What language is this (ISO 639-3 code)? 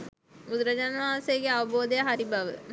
sin